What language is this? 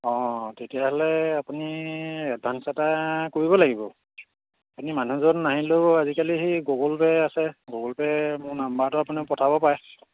Assamese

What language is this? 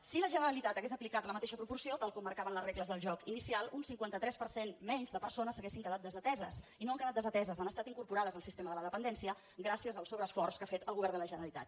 Catalan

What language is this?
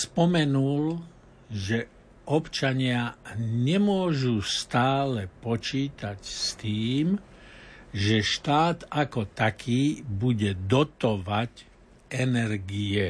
Slovak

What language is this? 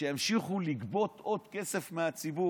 Hebrew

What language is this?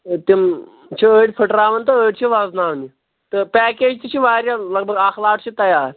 Kashmiri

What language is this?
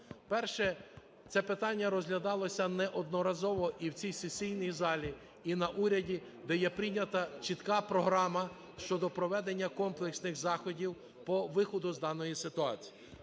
Ukrainian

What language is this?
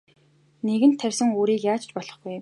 Mongolian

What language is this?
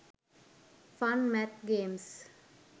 Sinhala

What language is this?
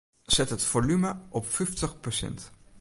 Western Frisian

